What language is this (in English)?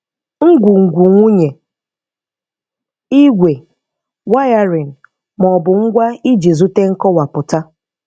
Igbo